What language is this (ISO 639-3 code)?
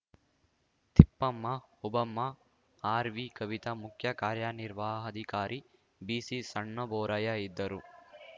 kan